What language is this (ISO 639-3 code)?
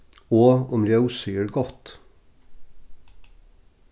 fao